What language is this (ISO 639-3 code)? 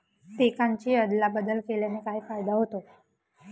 mar